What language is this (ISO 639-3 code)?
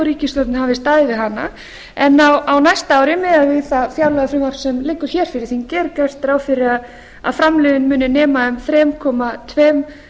isl